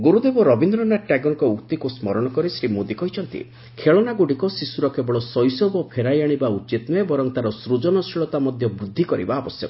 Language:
Odia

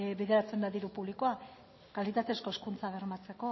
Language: Basque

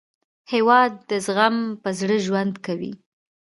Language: Pashto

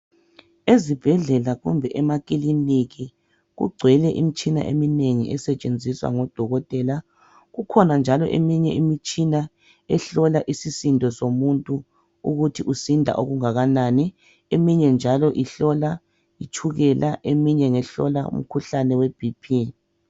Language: North Ndebele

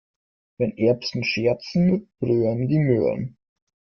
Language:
German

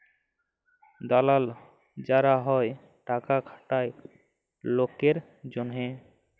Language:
Bangla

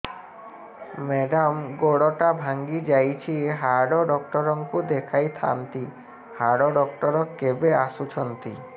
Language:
Odia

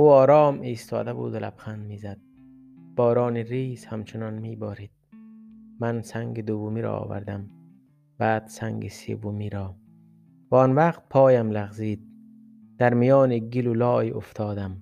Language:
Persian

